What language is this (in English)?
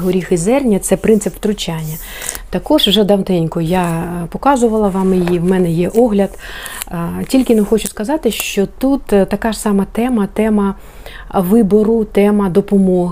Ukrainian